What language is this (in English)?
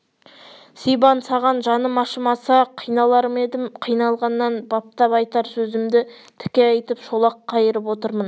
Kazakh